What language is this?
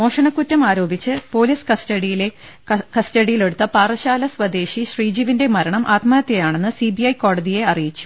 Malayalam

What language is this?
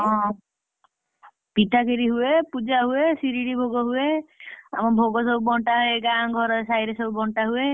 Odia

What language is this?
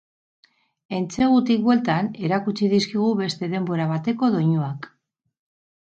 Basque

